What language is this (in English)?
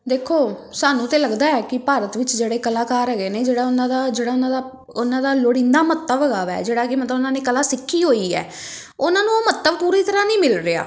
Punjabi